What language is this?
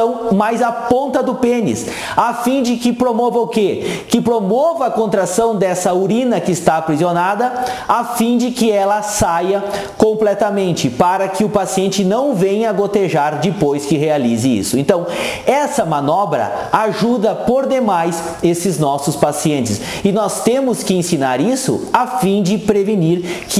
Portuguese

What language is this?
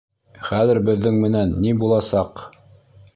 Bashkir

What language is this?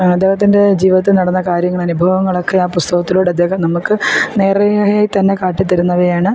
Malayalam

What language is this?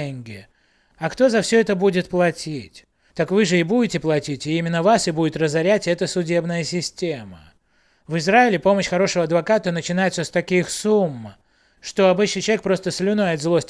Russian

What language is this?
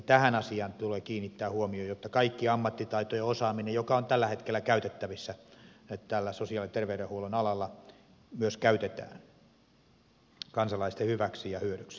Finnish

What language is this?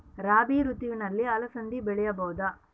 Kannada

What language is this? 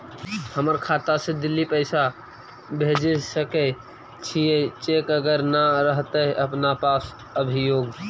Magahi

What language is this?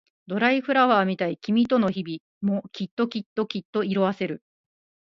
Japanese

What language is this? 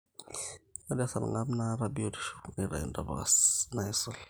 Masai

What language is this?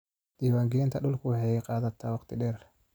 Somali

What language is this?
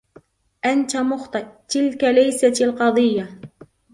Arabic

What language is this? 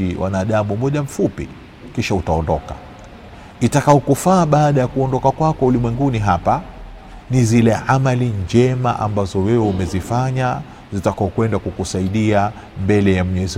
Swahili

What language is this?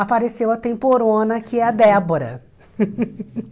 Portuguese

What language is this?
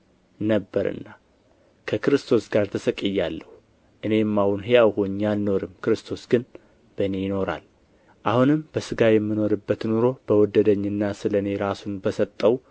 Amharic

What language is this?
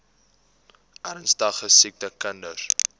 Afrikaans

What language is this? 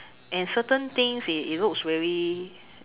English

